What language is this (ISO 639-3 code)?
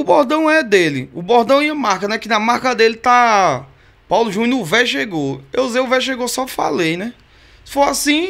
por